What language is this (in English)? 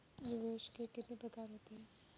Hindi